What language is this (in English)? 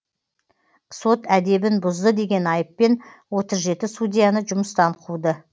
Kazakh